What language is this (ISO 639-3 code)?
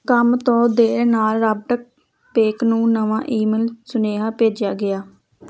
pan